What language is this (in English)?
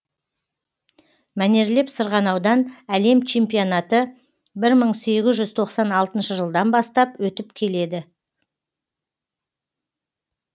Kazakh